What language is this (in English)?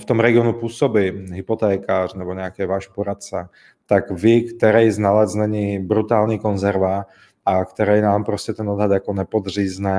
Czech